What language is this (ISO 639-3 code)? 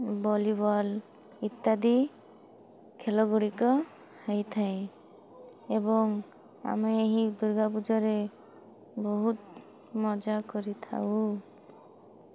ori